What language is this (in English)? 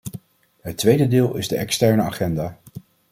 Dutch